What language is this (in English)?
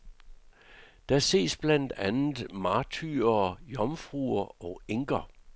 Danish